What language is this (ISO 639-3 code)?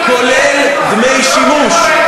heb